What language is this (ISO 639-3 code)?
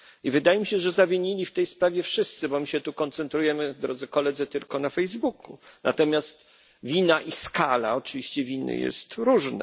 pol